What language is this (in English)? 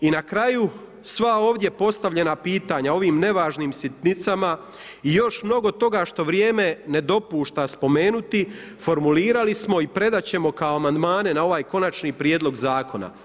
Croatian